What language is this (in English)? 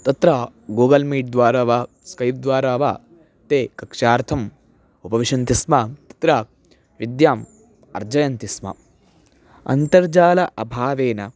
Sanskrit